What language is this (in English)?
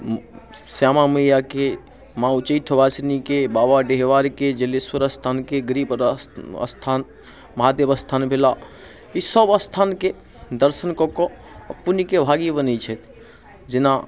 Maithili